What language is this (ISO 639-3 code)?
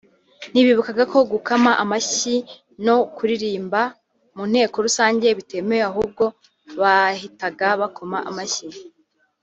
kin